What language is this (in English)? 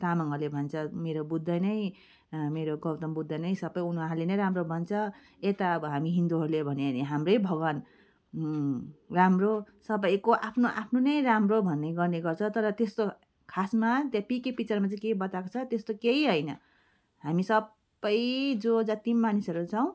Nepali